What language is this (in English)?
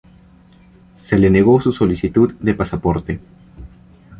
Spanish